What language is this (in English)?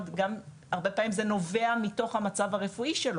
Hebrew